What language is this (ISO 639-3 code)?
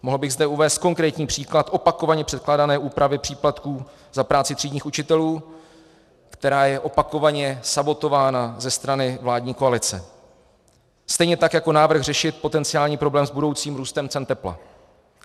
ces